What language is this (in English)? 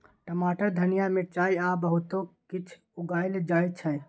Maithili